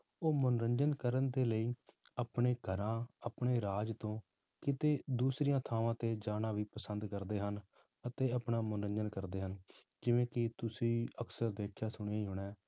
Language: Punjabi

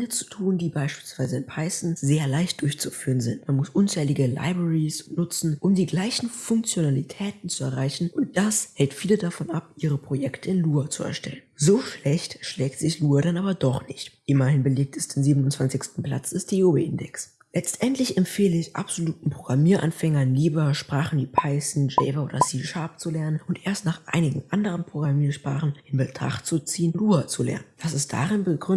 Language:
German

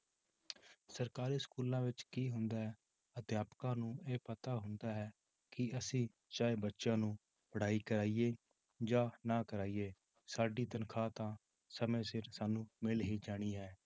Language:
Punjabi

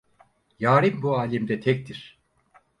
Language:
Turkish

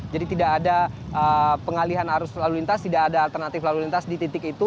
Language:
Indonesian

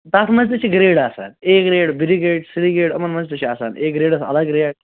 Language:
Kashmiri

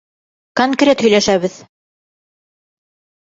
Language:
Bashkir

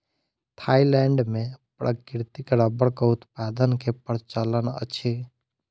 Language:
Maithili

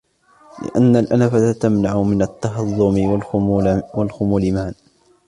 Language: Arabic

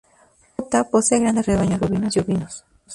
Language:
Spanish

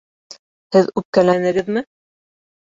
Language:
Bashkir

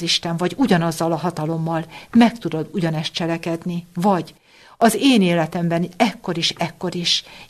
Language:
Hungarian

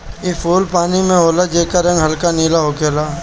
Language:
Bhojpuri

